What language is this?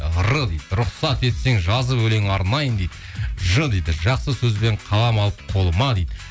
Kazakh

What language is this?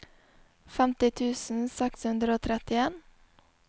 Norwegian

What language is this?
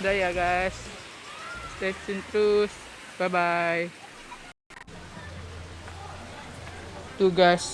Indonesian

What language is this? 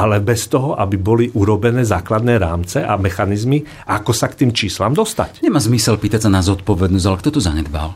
Slovak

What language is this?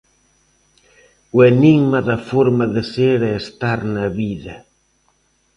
Galician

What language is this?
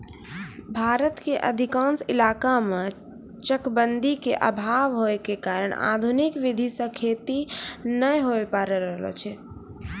Maithili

